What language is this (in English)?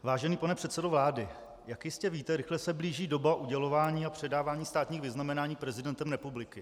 Czech